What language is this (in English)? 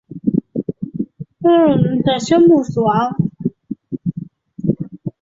Chinese